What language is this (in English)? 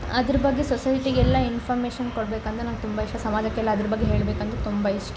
Kannada